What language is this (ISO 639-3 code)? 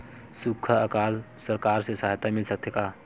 hne